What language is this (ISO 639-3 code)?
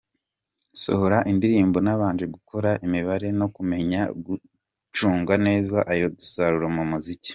kin